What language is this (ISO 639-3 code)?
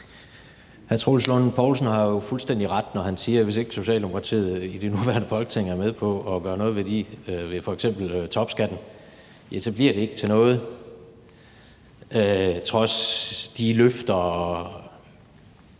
dan